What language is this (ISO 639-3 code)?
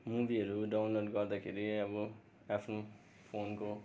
nep